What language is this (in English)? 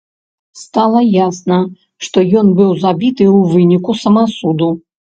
Belarusian